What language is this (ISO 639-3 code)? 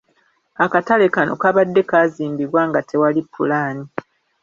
lug